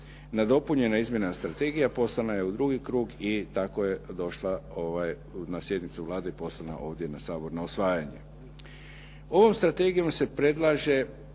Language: Croatian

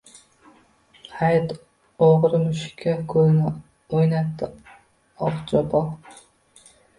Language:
Uzbek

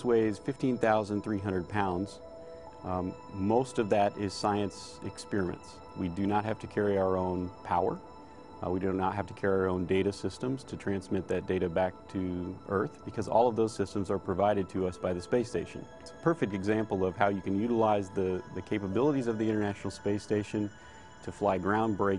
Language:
English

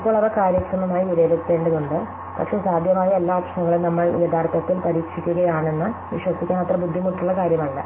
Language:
Malayalam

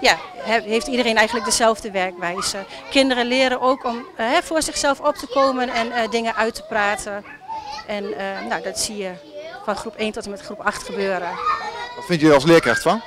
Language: Dutch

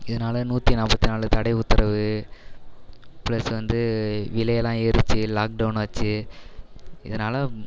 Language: Tamil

